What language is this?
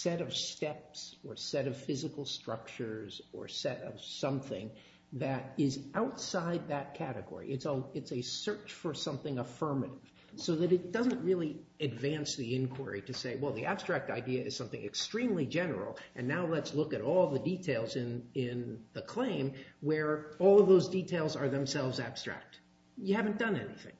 English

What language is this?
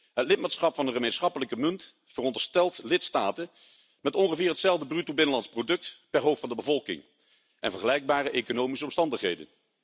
Dutch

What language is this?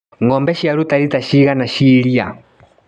Kikuyu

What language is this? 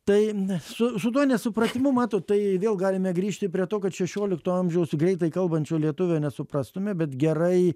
Lithuanian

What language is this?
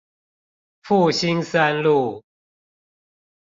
Chinese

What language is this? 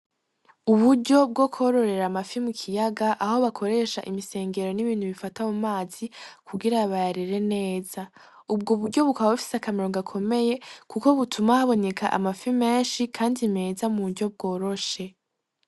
Rundi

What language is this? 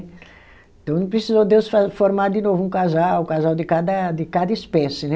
Portuguese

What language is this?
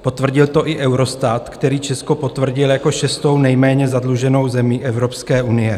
Czech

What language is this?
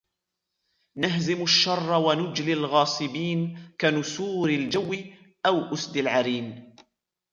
Arabic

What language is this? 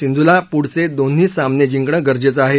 Marathi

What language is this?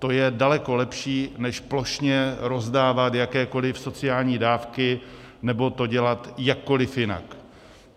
Czech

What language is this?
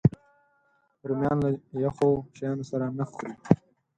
Pashto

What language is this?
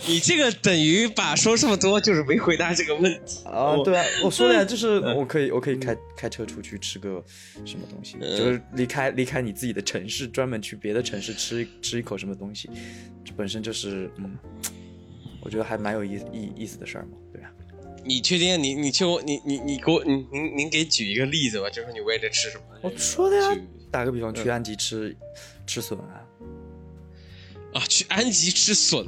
Chinese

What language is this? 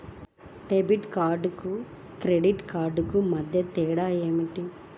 Telugu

